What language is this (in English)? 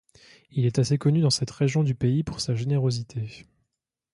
French